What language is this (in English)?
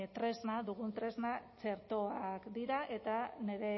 Basque